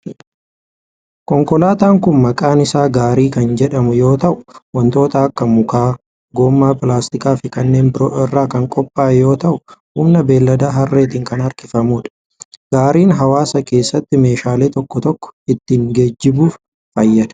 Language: Oromo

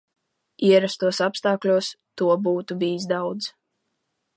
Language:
Latvian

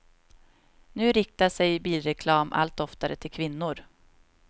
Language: Swedish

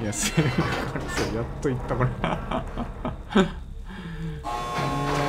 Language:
Japanese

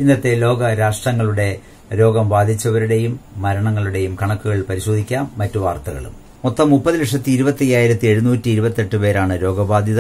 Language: Hindi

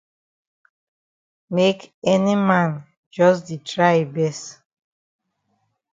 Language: Cameroon Pidgin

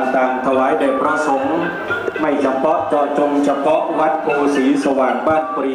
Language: Thai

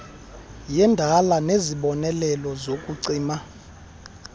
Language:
Xhosa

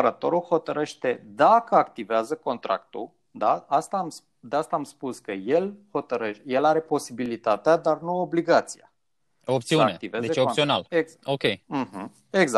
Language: Romanian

